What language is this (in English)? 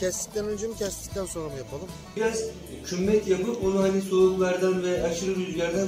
Turkish